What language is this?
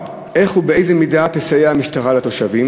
Hebrew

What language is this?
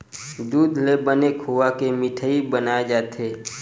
Chhattisgarhi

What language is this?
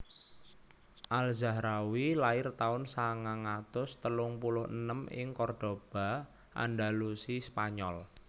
Javanese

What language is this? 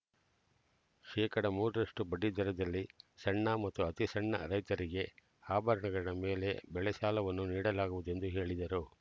Kannada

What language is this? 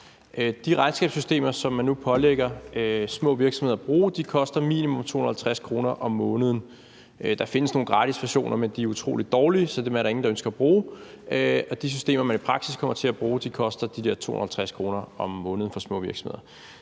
Danish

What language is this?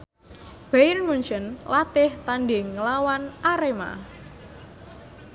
Javanese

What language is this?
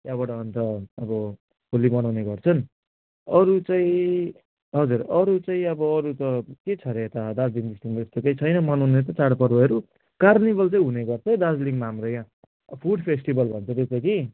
Nepali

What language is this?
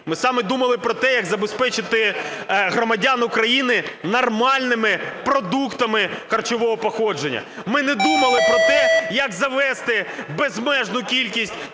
Ukrainian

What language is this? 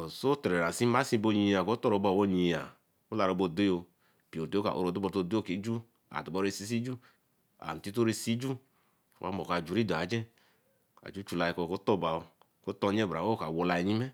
Eleme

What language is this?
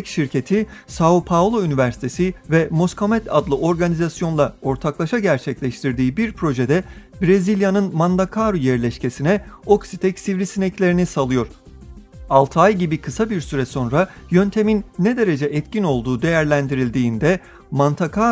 Turkish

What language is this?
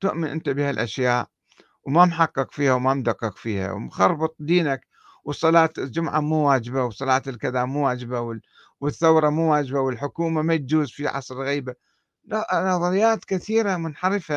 Arabic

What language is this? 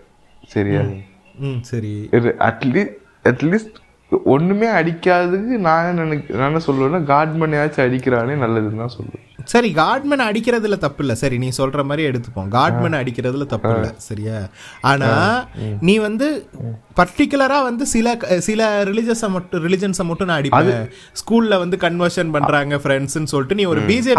Tamil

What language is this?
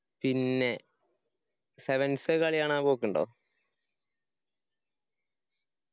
Malayalam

